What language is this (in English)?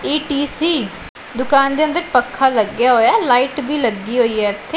Punjabi